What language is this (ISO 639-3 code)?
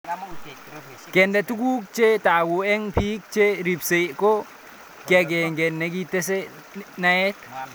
kln